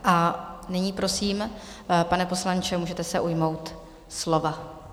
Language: Czech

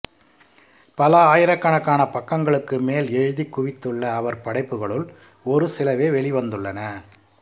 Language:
Tamil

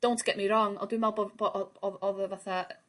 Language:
Welsh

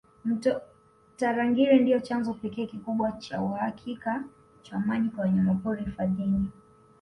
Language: Swahili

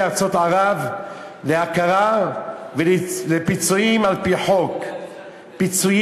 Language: Hebrew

